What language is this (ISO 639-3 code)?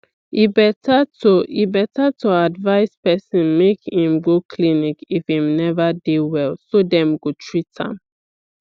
pcm